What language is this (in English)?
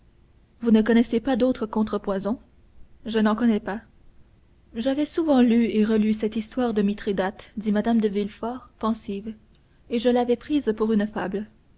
French